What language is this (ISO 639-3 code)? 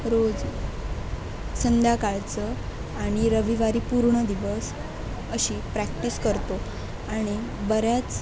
mar